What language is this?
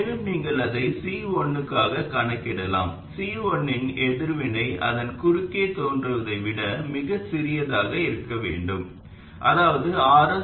Tamil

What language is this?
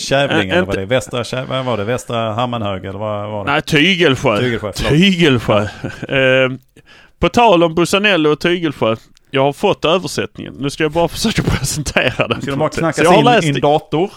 Swedish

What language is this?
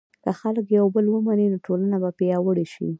Pashto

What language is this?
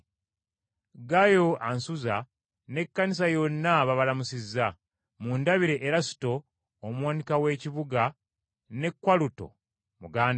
Ganda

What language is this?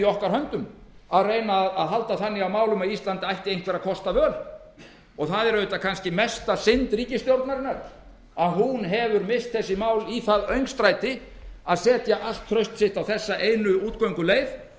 Icelandic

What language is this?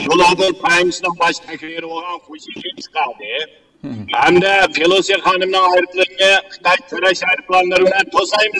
Turkish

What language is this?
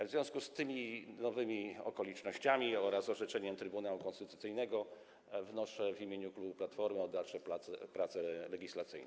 Polish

